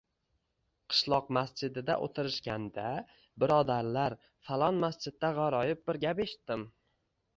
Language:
Uzbek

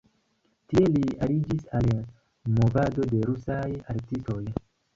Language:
Esperanto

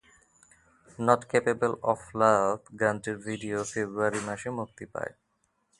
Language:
Bangla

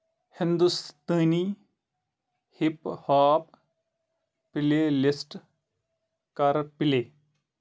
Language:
Kashmiri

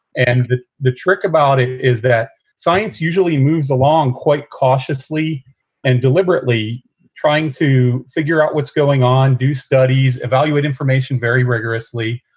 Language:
English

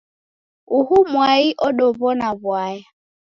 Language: Taita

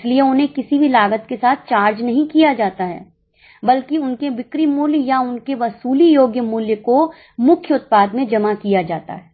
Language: Hindi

